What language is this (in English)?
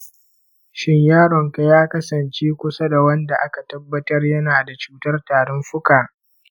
Hausa